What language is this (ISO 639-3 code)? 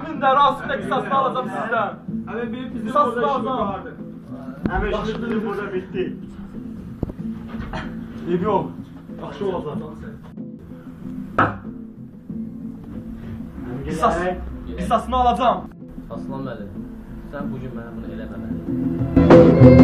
tur